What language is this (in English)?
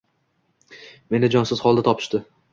Uzbek